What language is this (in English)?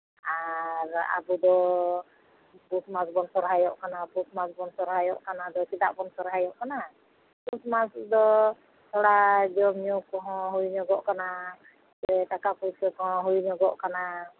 Santali